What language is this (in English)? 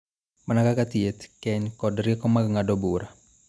Luo (Kenya and Tanzania)